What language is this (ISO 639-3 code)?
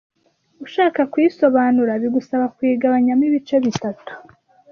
kin